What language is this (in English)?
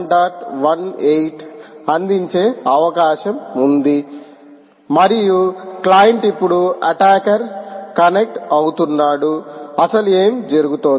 Telugu